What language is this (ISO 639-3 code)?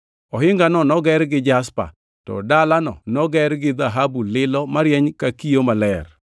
luo